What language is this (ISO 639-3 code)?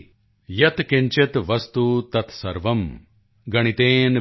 pan